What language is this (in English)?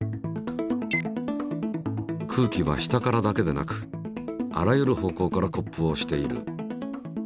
Japanese